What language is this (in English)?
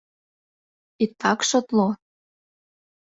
Mari